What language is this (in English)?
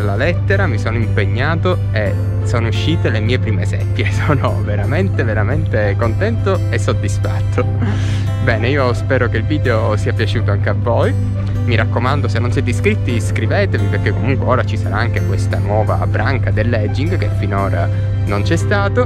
Italian